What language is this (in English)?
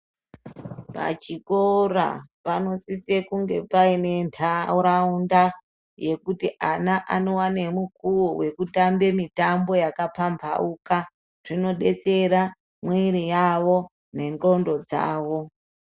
Ndau